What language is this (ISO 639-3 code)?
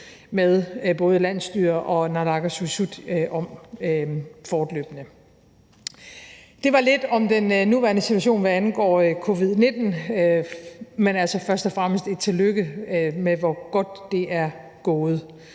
dan